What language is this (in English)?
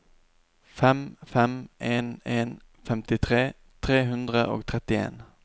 Norwegian